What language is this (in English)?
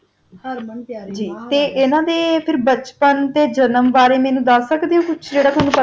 Punjabi